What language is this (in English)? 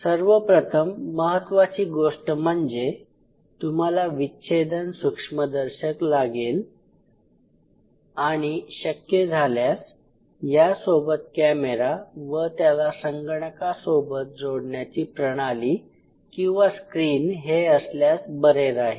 Marathi